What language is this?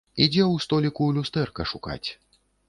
Belarusian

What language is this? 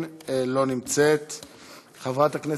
Hebrew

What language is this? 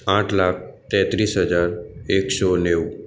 Gujarati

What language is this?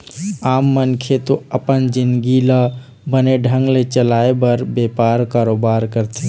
Chhattisgarhi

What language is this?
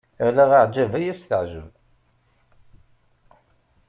Kabyle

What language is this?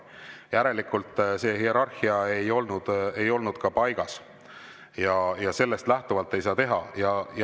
Estonian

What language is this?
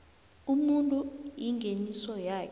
South Ndebele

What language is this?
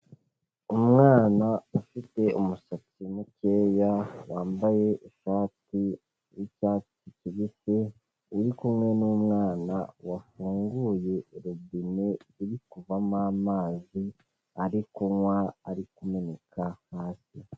Kinyarwanda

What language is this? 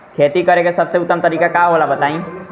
Bhojpuri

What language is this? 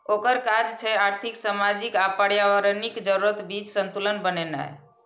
Maithili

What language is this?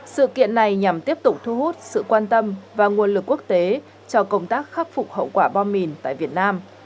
Vietnamese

